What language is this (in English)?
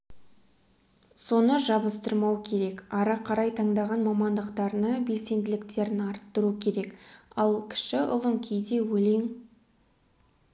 Kazakh